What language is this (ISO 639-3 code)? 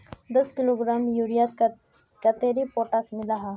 mag